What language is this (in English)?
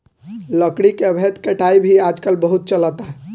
Bhojpuri